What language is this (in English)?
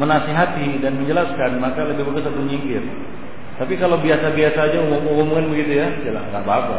Malay